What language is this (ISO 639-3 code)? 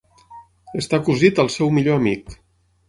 cat